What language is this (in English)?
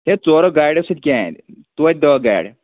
Kashmiri